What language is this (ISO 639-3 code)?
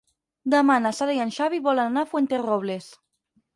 cat